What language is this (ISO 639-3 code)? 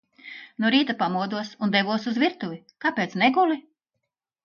lav